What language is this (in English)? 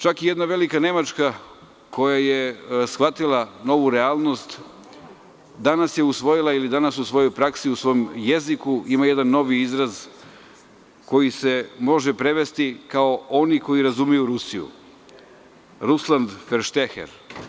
Serbian